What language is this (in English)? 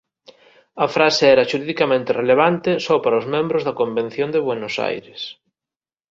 Galician